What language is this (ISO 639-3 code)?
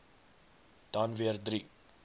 afr